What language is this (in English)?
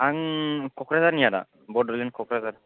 Bodo